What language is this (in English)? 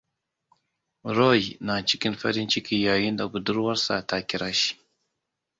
Hausa